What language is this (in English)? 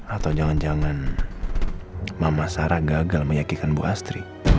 Indonesian